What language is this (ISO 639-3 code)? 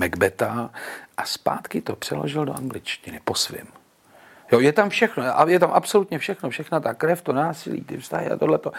ces